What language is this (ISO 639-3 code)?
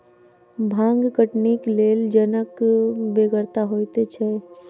mai